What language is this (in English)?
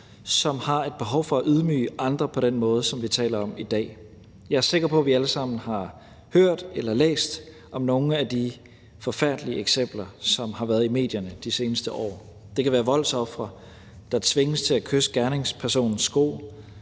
Danish